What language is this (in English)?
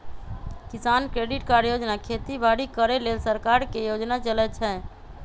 Magahi